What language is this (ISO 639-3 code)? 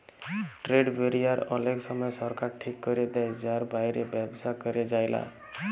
ben